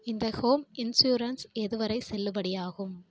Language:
Tamil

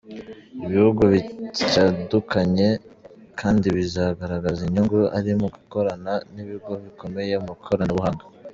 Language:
Kinyarwanda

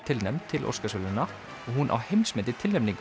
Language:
Icelandic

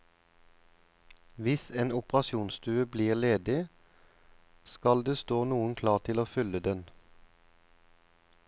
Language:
Norwegian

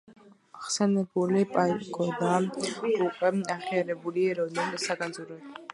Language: Georgian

